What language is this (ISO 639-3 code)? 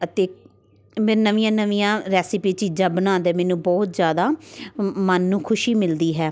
pan